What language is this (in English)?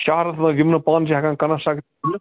Kashmiri